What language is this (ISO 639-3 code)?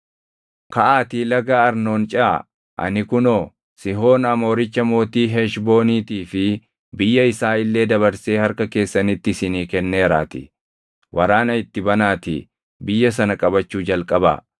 orm